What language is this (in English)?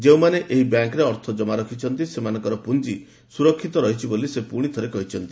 Odia